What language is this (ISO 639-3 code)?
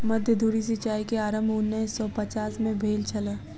mai